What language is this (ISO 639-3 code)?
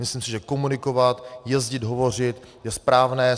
ces